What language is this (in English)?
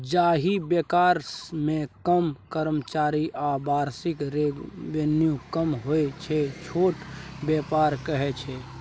Maithili